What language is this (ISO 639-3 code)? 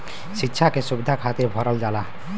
bho